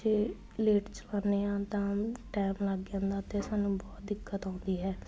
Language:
Punjabi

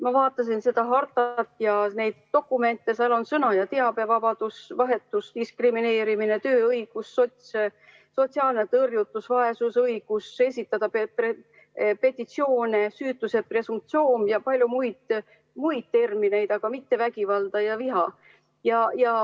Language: Estonian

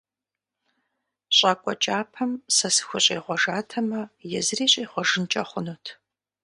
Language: Kabardian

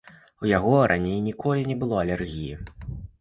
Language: Belarusian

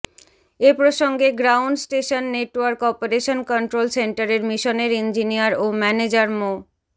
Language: Bangla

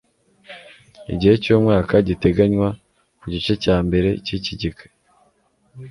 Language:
Kinyarwanda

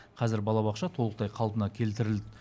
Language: Kazakh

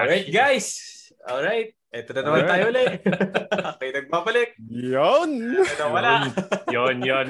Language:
Filipino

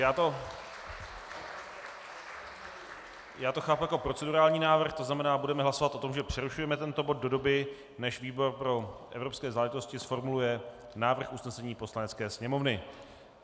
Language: Czech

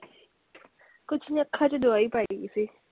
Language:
Punjabi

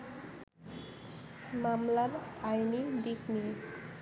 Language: Bangla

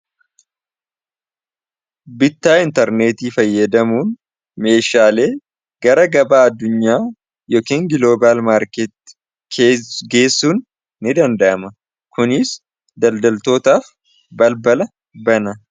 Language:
Oromo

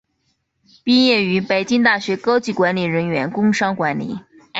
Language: Chinese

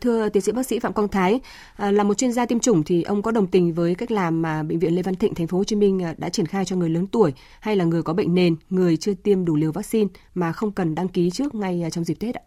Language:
Vietnamese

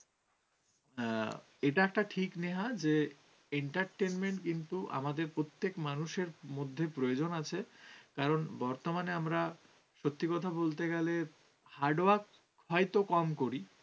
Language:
Bangla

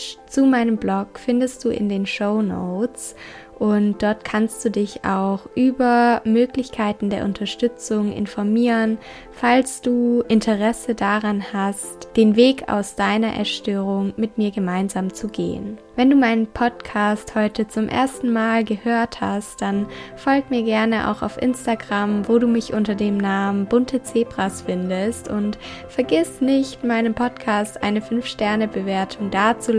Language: German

